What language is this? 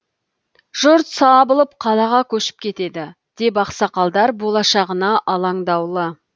Kazakh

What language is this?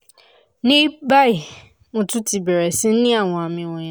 Yoruba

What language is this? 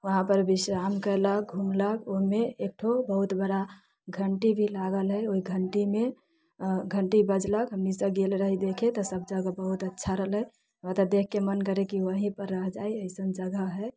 Maithili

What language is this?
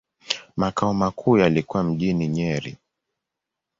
Swahili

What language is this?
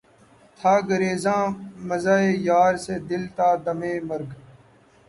Urdu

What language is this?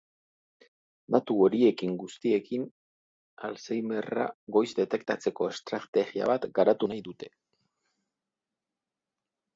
Basque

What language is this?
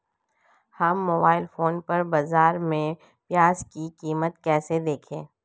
Hindi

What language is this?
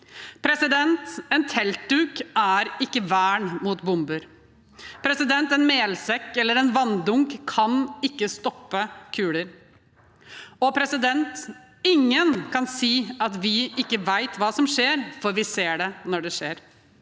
Norwegian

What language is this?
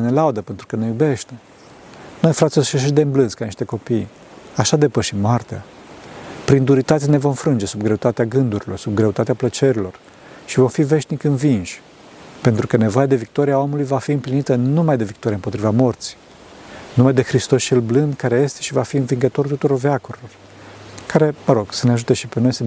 Romanian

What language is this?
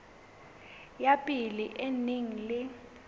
Southern Sotho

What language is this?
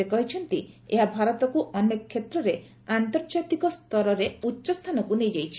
Odia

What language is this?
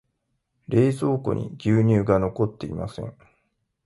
Japanese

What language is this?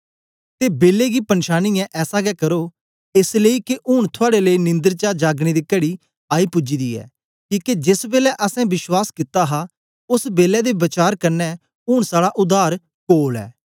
Dogri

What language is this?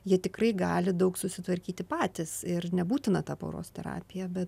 Lithuanian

